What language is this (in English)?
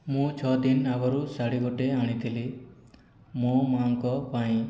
Odia